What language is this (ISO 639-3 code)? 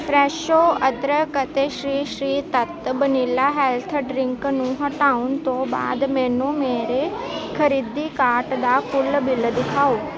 pan